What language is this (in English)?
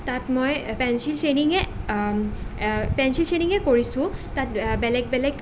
Assamese